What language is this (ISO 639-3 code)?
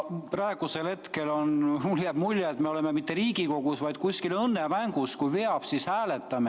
est